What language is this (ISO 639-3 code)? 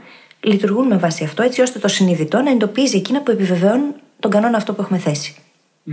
ell